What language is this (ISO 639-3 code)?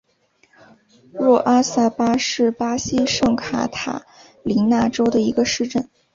zho